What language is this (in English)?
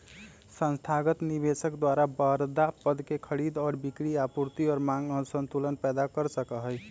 Magahi